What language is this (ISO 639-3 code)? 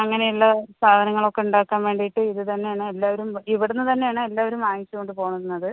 mal